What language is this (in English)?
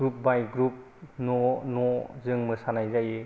Bodo